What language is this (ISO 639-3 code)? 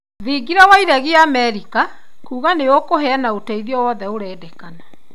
kik